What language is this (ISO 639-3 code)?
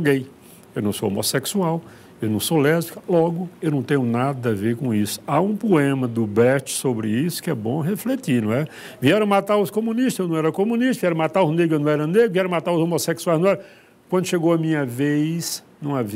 por